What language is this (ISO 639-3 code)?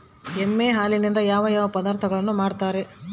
kan